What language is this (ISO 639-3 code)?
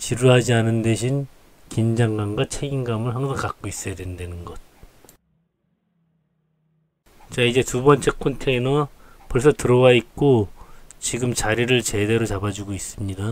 kor